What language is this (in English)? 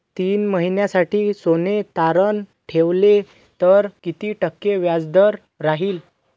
Marathi